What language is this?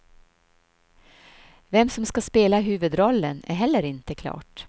Swedish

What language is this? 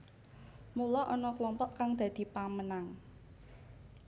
Javanese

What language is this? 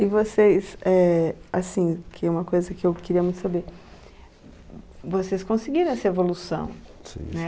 Portuguese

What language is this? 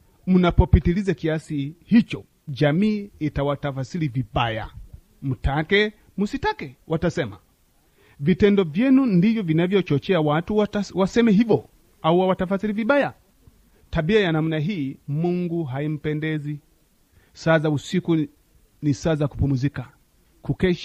Swahili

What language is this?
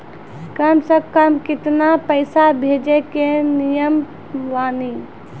Maithili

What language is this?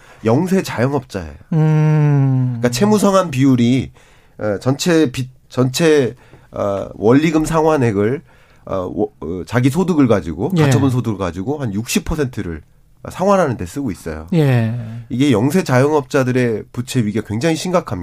Korean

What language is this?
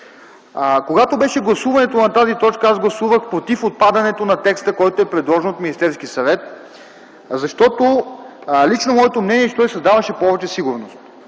Bulgarian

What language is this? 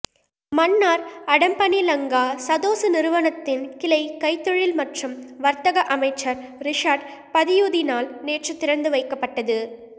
Tamil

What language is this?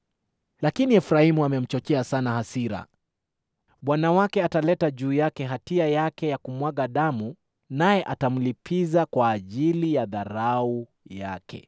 Swahili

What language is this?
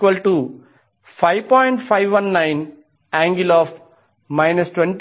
Telugu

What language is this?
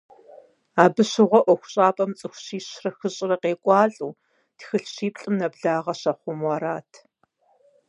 Kabardian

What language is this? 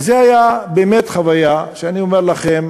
Hebrew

